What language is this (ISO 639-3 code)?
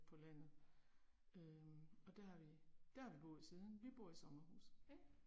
dan